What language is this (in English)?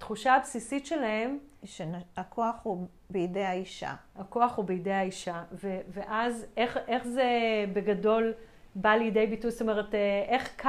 Hebrew